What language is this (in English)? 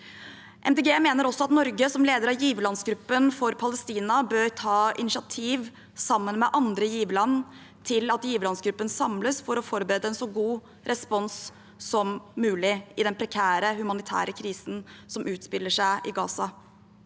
Norwegian